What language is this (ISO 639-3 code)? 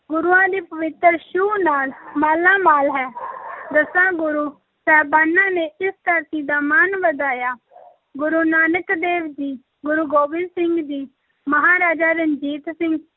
pan